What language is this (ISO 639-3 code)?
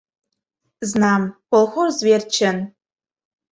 chm